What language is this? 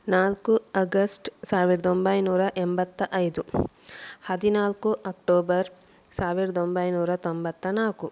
Kannada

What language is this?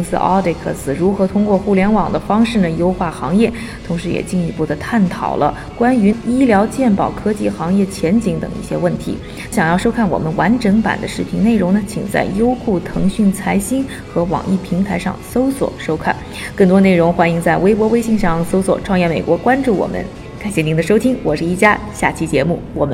Chinese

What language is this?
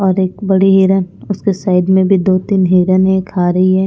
Hindi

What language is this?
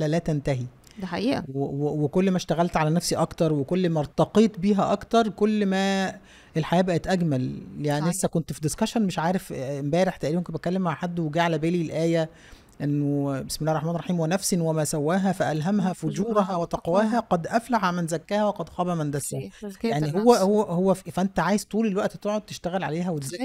Arabic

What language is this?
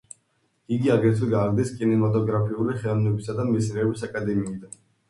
Georgian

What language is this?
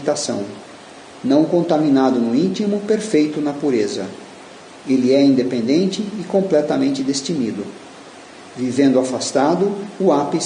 Portuguese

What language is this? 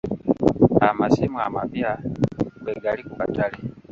Ganda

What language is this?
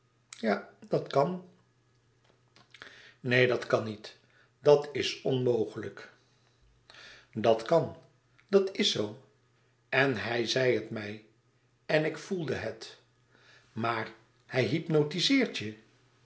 Dutch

